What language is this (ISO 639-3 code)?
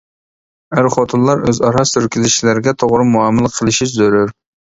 uig